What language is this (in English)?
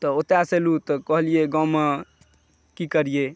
Maithili